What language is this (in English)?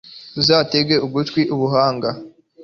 Kinyarwanda